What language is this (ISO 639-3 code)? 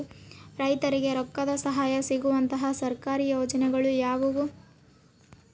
kan